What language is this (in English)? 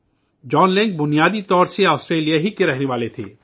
Urdu